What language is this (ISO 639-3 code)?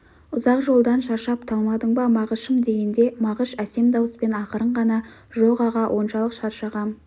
kaz